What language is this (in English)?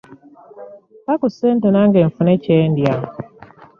Ganda